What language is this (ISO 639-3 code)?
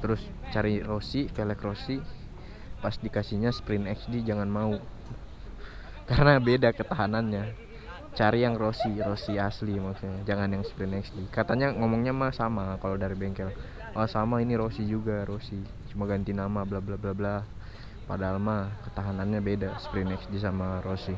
ind